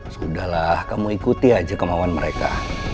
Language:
Indonesian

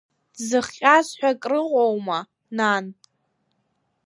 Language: Abkhazian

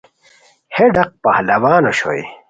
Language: Khowar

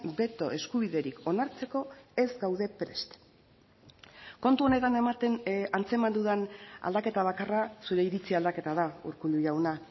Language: Basque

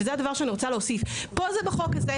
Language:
Hebrew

